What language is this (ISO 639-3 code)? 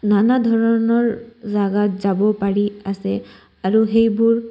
asm